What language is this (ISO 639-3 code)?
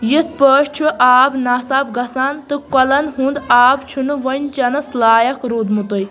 kas